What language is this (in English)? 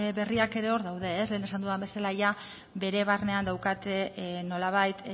Basque